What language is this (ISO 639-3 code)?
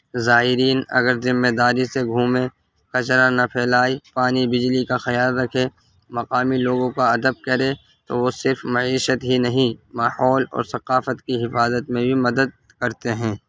urd